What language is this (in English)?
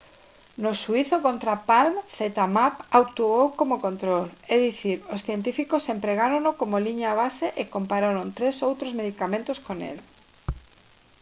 Galician